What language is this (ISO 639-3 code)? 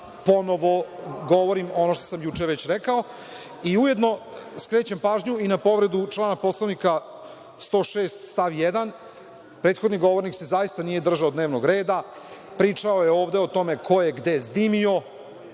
srp